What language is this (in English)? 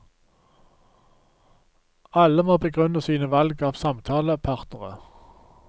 Norwegian